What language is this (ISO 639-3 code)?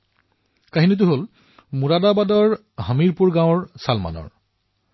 asm